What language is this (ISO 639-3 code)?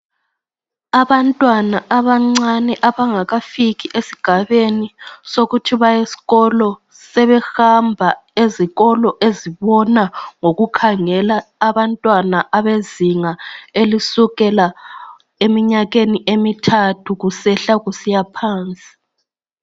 nde